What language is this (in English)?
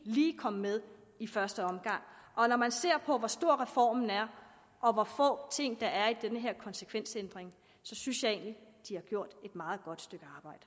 Danish